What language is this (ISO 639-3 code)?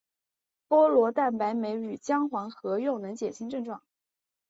zho